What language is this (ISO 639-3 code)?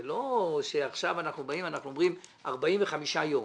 heb